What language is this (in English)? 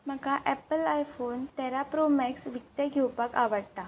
Konkani